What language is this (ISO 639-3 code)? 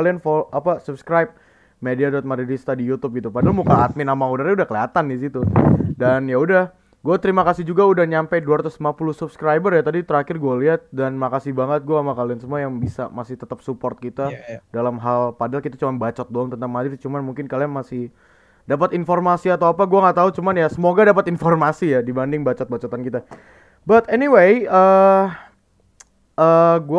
ind